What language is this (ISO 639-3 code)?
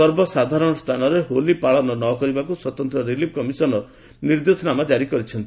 ori